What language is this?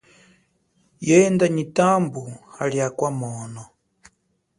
Chokwe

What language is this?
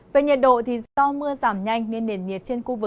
Vietnamese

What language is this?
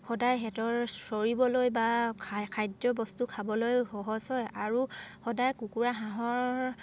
Assamese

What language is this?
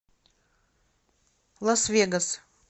Russian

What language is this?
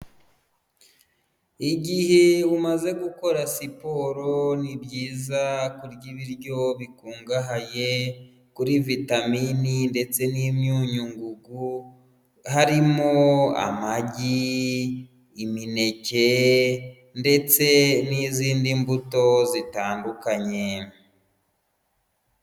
Kinyarwanda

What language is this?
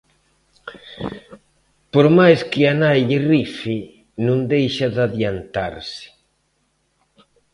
Galician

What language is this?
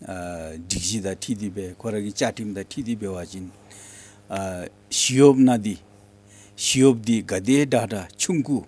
Korean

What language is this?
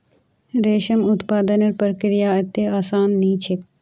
Magahi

